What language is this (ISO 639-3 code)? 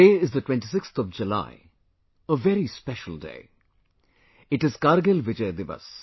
eng